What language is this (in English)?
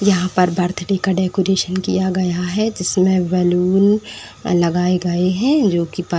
Hindi